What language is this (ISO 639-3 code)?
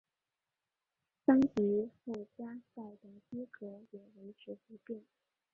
zho